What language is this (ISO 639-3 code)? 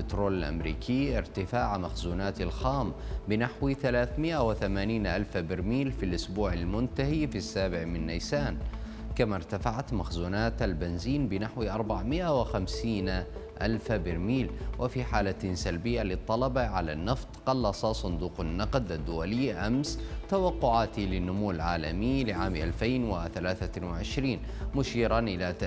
ara